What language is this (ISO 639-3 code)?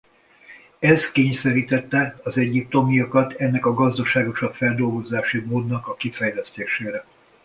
hun